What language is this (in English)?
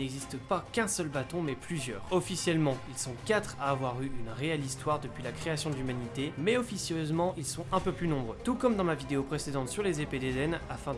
French